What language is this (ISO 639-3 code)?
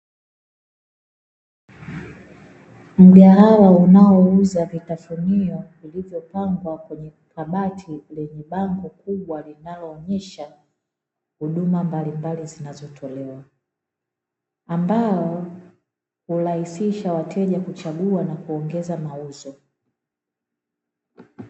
swa